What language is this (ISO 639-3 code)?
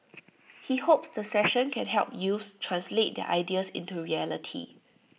eng